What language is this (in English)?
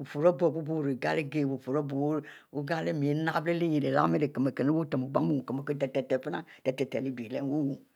Mbe